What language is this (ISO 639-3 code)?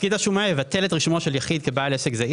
heb